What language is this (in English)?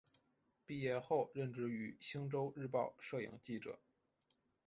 Chinese